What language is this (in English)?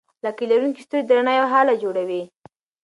Pashto